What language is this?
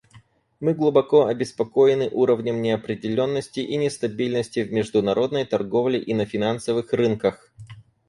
Russian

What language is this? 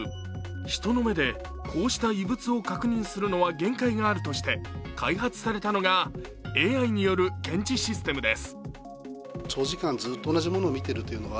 Japanese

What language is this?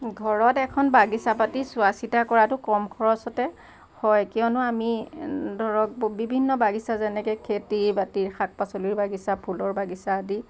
Assamese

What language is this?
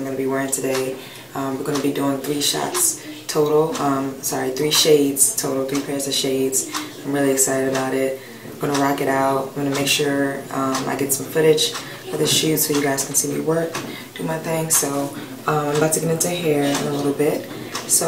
English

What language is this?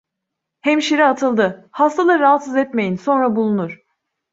Turkish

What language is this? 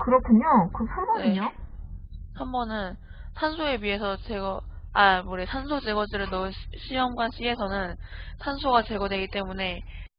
Korean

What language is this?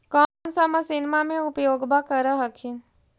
Magahi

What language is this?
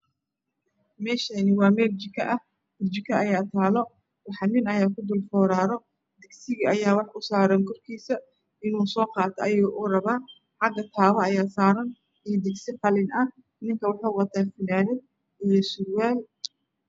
Somali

